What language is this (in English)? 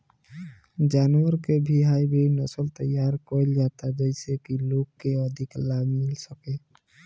Bhojpuri